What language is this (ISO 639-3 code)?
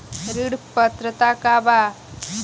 bho